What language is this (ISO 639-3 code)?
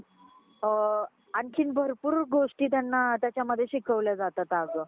mar